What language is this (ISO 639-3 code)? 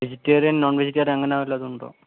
mal